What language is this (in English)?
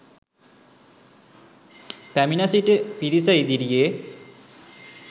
Sinhala